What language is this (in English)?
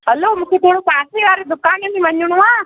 Sindhi